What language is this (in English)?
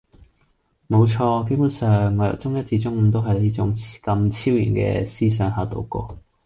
Cantonese